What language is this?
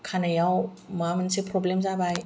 Bodo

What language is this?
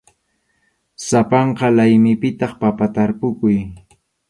Arequipa-La Unión Quechua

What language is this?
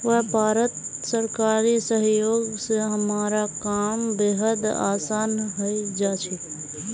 Magahi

